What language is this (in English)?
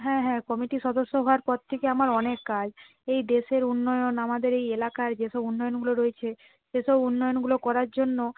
Bangla